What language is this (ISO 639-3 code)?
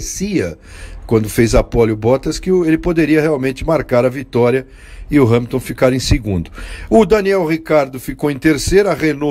por